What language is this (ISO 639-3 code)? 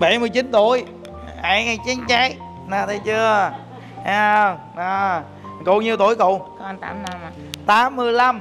vie